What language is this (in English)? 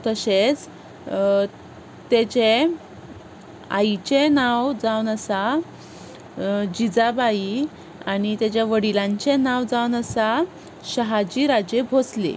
Konkani